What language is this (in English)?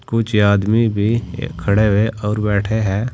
Hindi